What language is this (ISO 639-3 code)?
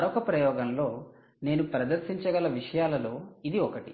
tel